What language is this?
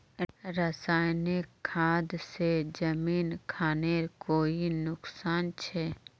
Magahi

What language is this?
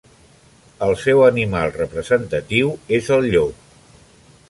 Catalan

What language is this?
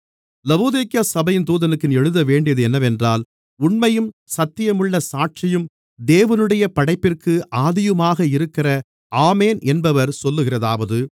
Tamil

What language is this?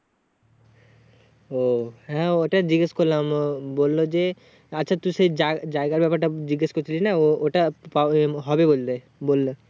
Bangla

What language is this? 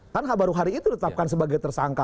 Indonesian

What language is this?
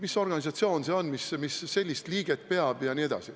Estonian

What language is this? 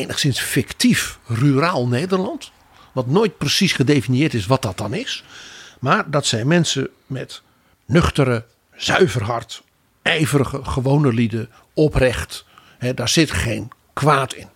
Dutch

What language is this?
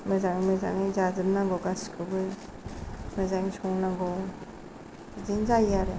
Bodo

